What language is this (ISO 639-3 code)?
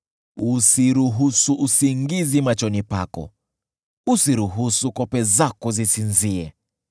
swa